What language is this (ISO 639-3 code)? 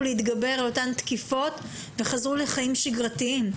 heb